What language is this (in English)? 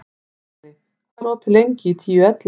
Icelandic